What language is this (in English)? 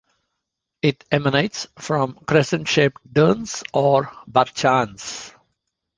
English